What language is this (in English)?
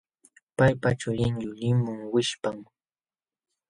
Jauja Wanca Quechua